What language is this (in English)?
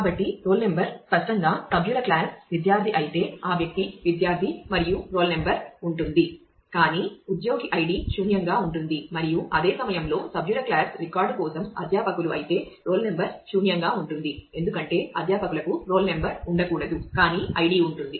Telugu